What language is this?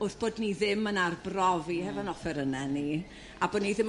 Welsh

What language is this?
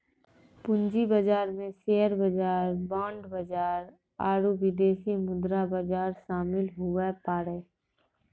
Maithili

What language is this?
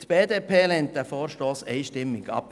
Swiss German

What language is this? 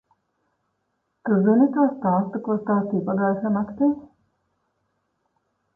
Latvian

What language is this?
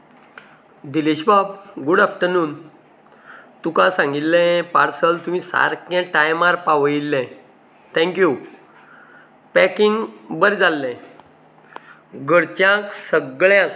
Konkani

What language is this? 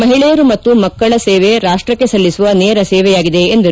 Kannada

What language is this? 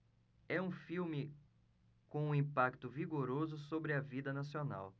Portuguese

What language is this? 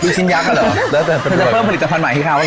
Thai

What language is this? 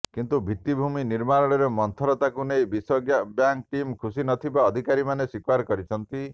Odia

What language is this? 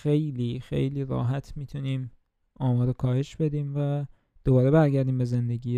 Persian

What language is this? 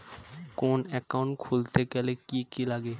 Bangla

